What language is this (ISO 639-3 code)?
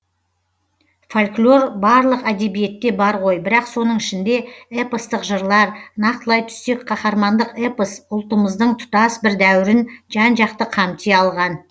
kaz